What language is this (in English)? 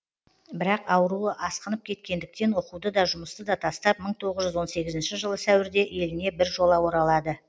Kazakh